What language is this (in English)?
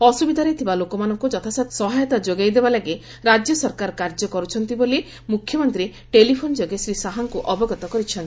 Odia